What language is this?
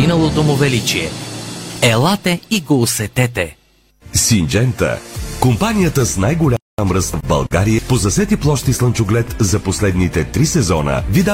Bulgarian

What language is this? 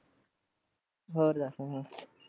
Punjabi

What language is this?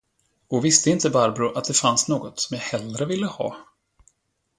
Swedish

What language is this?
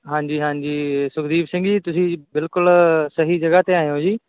Punjabi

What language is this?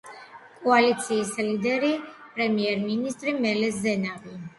Georgian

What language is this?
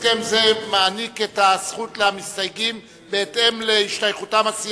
Hebrew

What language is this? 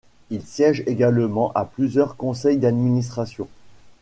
French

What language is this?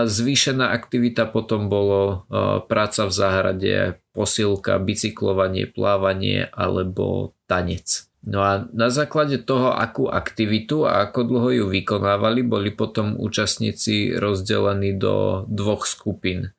Slovak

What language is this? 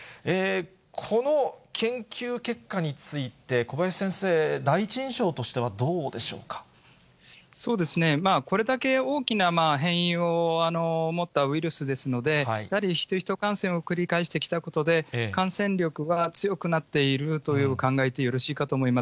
Japanese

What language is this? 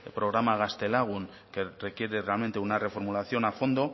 Spanish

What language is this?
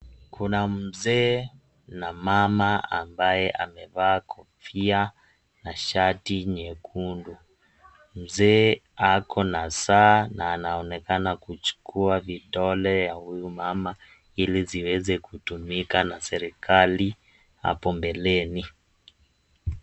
Swahili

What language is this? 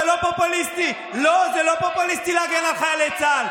Hebrew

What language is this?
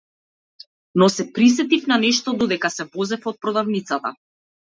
Macedonian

